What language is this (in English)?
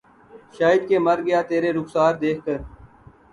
Urdu